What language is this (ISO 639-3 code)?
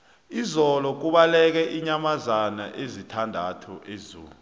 nbl